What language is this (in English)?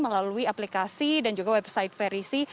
Indonesian